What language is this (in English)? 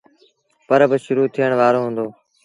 Sindhi Bhil